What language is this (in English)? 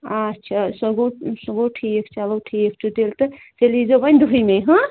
Kashmiri